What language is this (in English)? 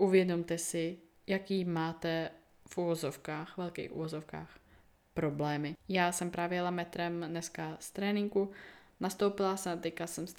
Czech